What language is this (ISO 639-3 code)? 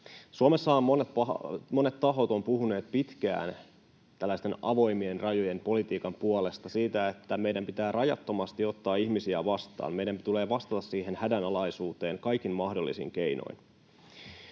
fin